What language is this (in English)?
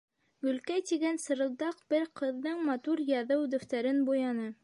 Bashkir